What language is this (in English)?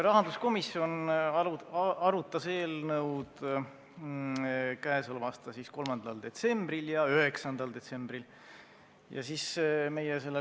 Estonian